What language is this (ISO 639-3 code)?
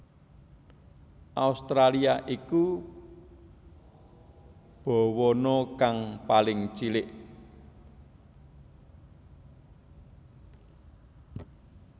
jav